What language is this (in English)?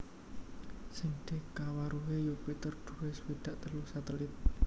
Javanese